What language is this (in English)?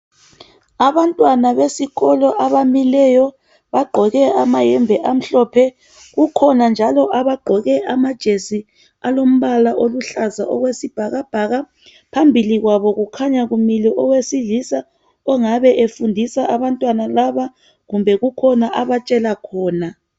North Ndebele